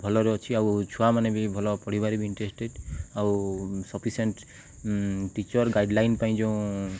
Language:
Odia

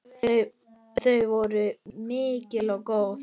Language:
Icelandic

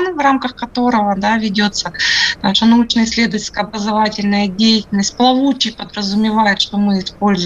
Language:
Russian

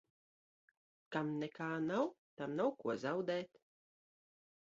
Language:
Latvian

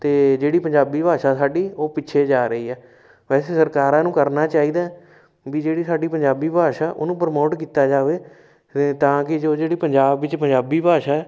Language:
Punjabi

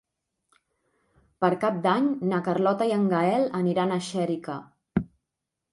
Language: Catalan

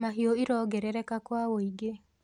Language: Kikuyu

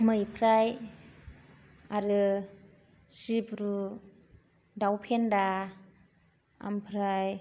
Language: Bodo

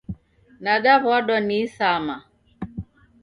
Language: Taita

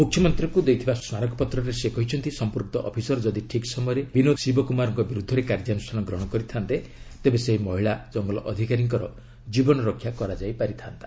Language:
Odia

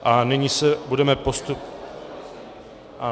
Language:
Czech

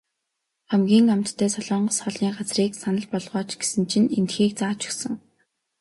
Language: Mongolian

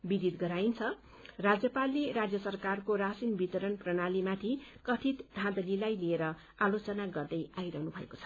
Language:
Nepali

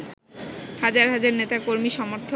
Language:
Bangla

